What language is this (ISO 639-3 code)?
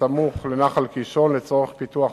heb